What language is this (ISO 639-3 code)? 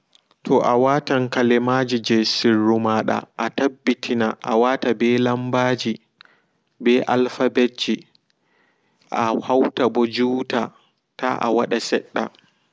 ful